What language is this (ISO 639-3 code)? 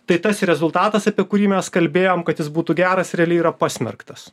lit